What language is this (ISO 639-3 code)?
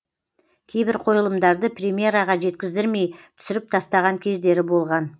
kaz